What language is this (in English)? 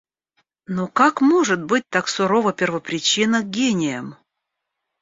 Russian